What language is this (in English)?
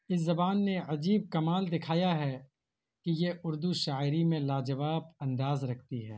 Urdu